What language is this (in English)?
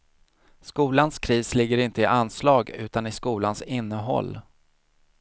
Swedish